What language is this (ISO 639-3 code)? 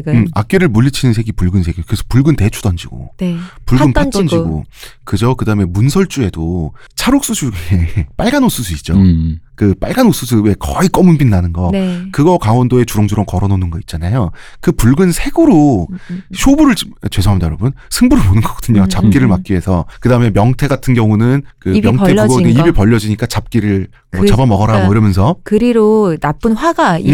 kor